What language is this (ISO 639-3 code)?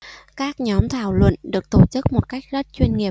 vie